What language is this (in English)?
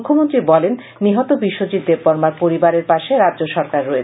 Bangla